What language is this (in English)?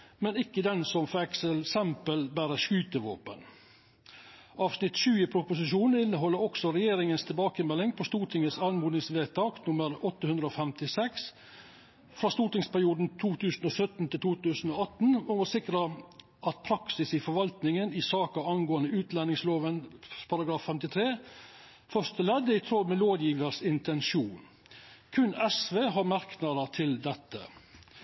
Norwegian Nynorsk